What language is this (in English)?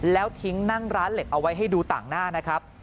Thai